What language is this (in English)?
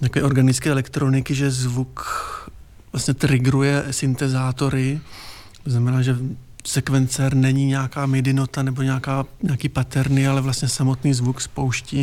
Czech